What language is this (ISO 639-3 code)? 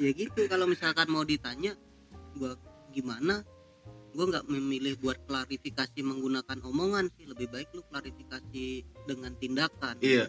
ind